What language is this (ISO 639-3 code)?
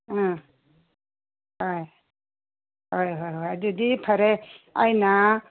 mni